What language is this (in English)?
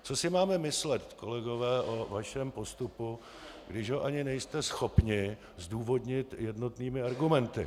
Czech